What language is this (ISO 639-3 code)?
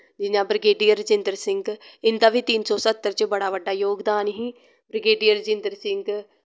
doi